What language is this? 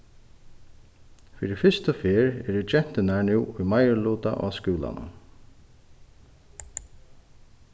Faroese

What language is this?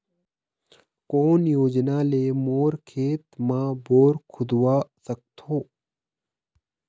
Chhattisgarhi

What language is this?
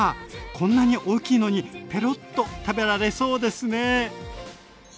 Japanese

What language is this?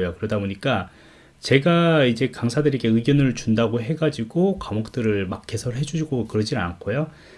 Korean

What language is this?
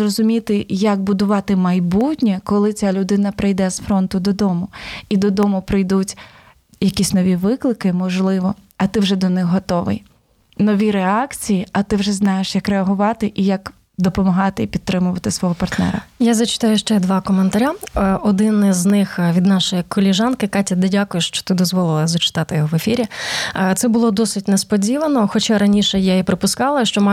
Ukrainian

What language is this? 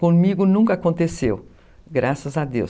Portuguese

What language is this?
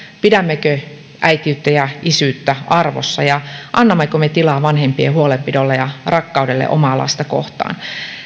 Finnish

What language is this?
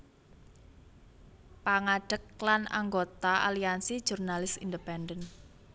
Javanese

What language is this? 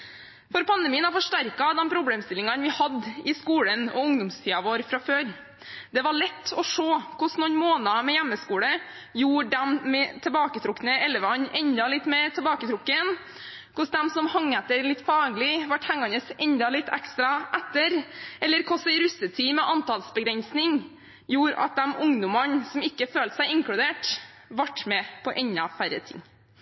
Norwegian Bokmål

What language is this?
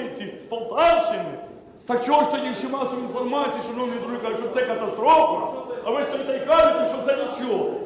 Ukrainian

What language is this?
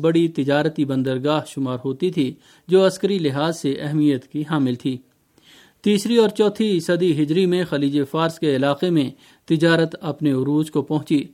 Urdu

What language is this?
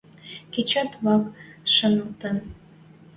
Western Mari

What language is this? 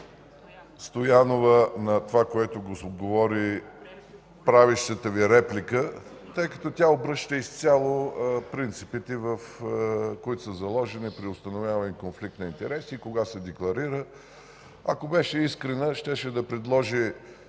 Bulgarian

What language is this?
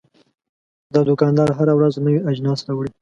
Pashto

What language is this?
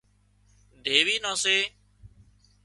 Wadiyara Koli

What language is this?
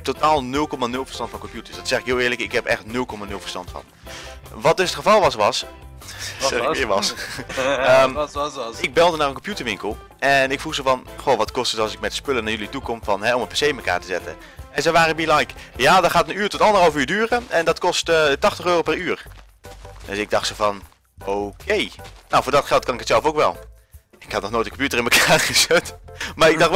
Dutch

